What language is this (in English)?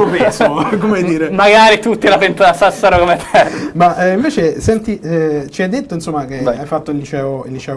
Italian